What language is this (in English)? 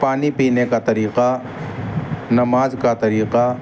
Urdu